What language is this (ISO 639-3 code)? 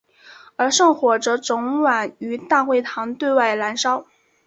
zho